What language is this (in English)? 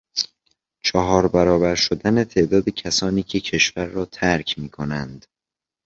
Persian